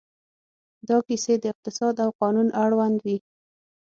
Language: Pashto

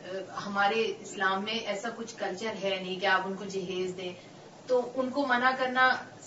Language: Urdu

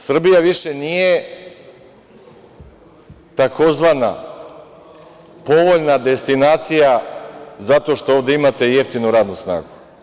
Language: Serbian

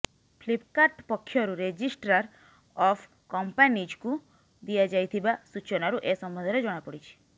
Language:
Odia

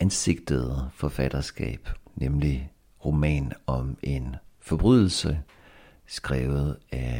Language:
Danish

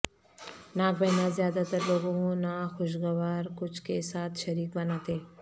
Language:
Urdu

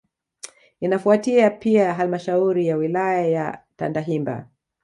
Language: Swahili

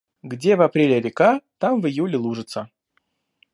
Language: Russian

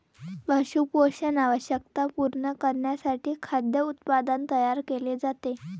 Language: Marathi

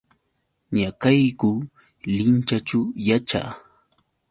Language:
Yauyos Quechua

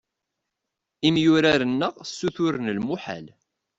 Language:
Kabyle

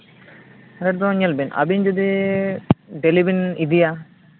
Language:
Santali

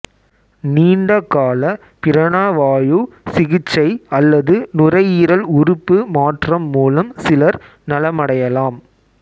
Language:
Tamil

